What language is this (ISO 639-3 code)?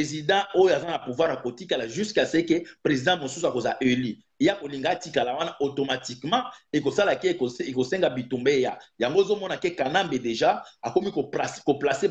fra